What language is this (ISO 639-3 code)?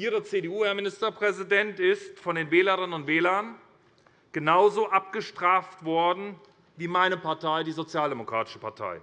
deu